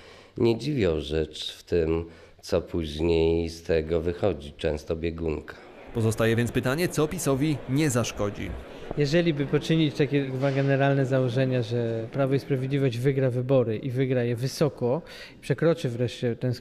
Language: Polish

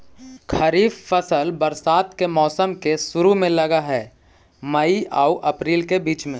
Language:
Magahi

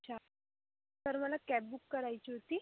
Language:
Marathi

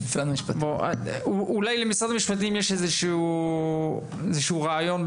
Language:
Hebrew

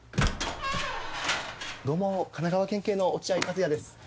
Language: Japanese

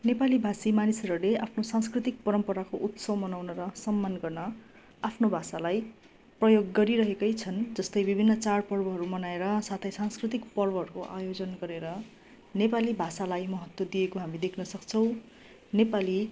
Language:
Nepali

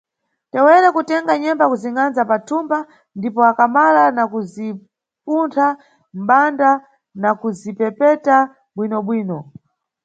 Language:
Nyungwe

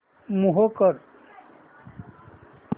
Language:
Marathi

